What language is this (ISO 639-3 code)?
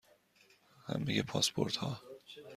fas